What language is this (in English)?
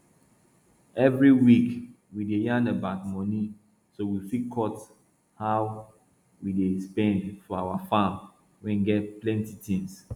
Nigerian Pidgin